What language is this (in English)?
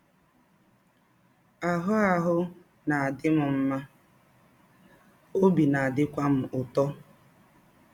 Igbo